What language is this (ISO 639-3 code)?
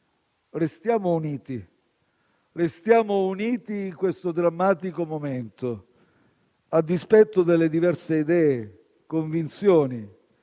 ita